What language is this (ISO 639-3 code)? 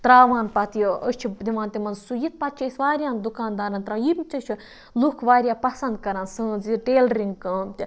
kas